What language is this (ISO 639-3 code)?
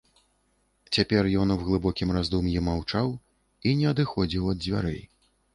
bel